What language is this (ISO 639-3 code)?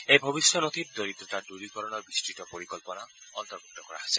asm